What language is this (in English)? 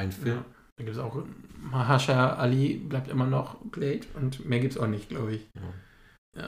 German